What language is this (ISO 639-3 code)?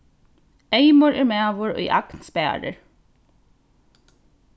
fao